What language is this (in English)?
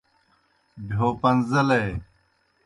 Kohistani Shina